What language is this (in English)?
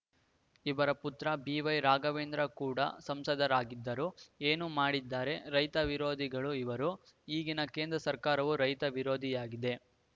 Kannada